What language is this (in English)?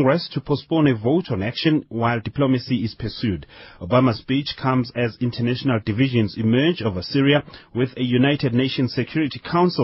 English